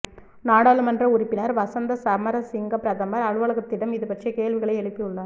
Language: Tamil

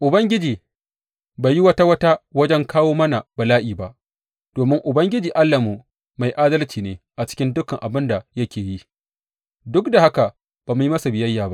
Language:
Hausa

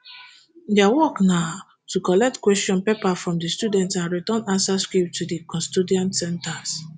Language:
Nigerian Pidgin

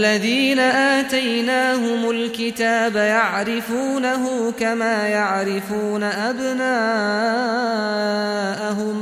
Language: Arabic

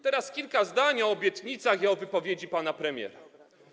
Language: Polish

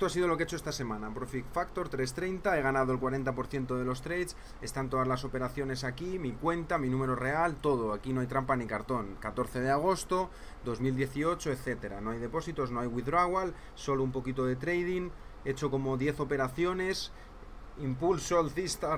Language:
Spanish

